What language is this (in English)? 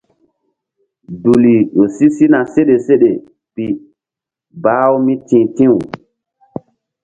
Mbum